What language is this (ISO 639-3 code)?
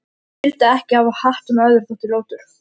isl